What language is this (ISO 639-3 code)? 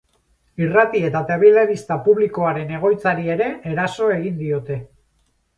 eus